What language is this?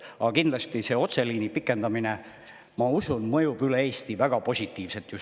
Estonian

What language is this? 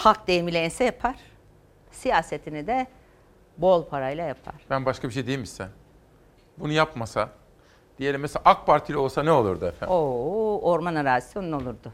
Turkish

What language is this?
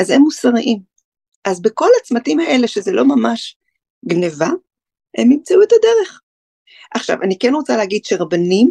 Hebrew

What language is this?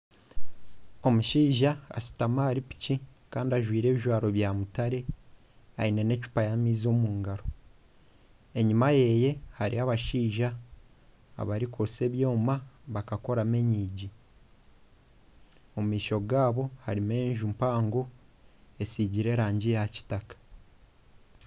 Nyankole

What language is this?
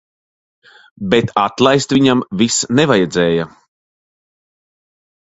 Latvian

